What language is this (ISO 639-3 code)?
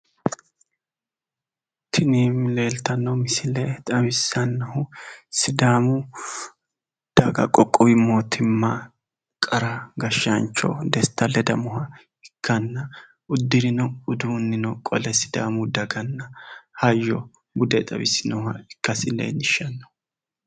sid